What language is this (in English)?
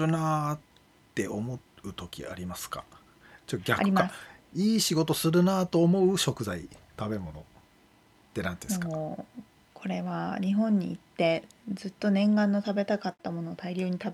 Japanese